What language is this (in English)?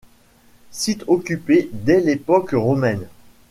French